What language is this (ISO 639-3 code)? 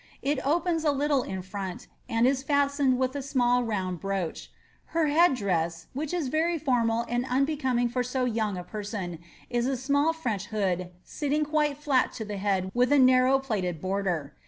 eng